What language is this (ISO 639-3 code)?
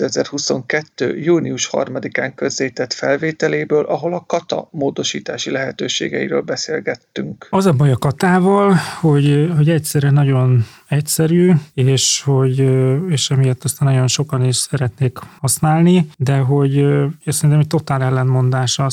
hun